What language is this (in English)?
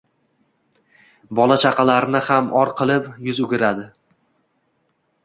Uzbek